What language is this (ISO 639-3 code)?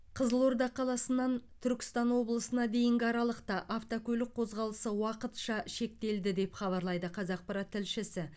kaz